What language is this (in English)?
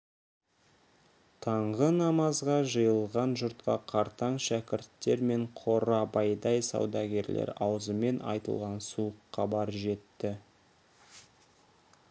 Kazakh